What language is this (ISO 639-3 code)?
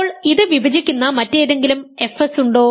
mal